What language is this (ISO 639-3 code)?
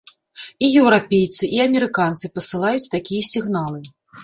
bel